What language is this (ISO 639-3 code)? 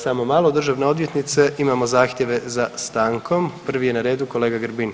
hrv